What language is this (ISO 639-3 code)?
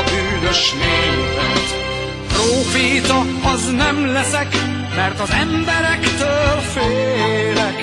hun